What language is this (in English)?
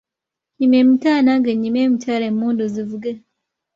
Ganda